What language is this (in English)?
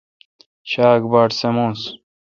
Kalkoti